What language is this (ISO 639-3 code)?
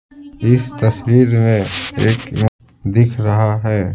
hin